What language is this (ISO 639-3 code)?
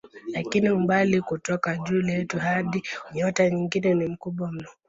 swa